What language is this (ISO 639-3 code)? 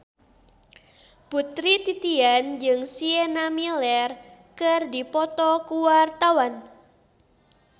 sun